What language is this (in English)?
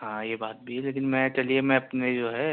Urdu